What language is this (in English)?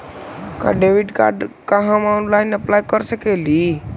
Magahi